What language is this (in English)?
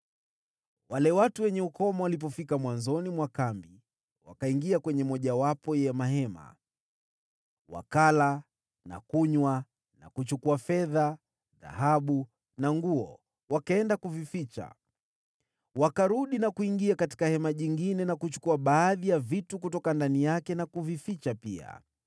Swahili